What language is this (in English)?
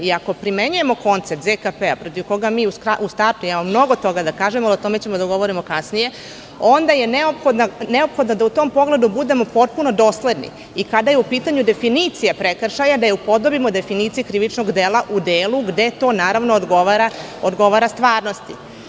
Serbian